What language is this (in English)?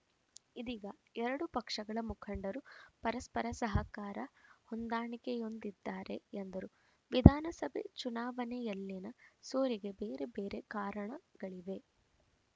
Kannada